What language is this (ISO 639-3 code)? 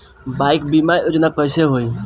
bho